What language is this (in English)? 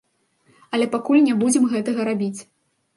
Belarusian